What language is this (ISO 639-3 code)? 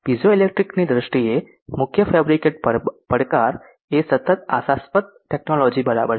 guj